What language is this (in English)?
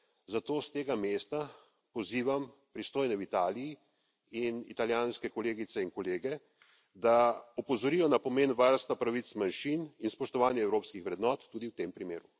Slovenian